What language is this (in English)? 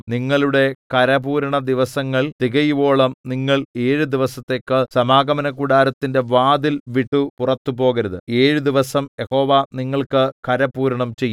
Malayalam